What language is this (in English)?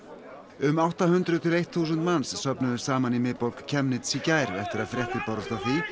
Icelandic